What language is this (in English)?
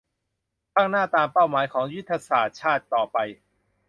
Thai